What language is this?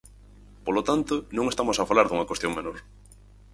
Galician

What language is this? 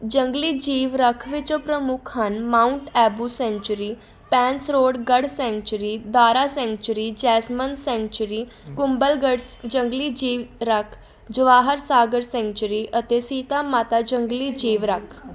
Punjabi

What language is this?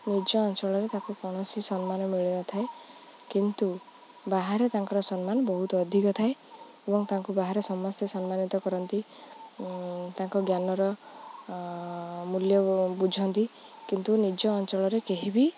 Odia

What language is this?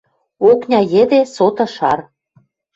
Western Mari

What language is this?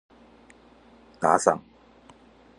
Chinese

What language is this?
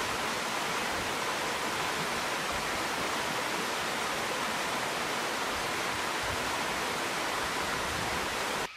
Hungarian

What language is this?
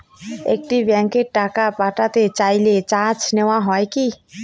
Bangla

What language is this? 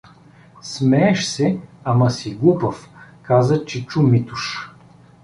Bulgarian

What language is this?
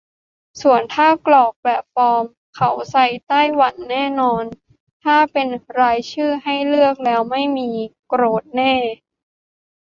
Thai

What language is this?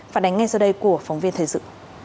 Vietnamese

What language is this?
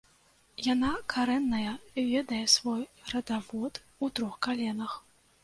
Belarusian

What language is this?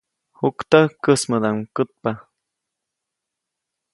Copainalá Zoque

